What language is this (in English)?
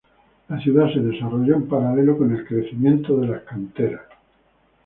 Spanish